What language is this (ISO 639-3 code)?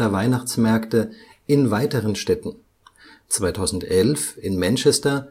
deu